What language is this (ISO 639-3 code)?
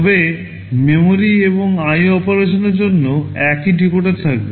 ben